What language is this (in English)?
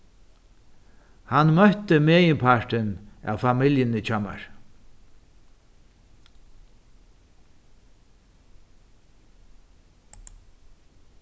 Faroese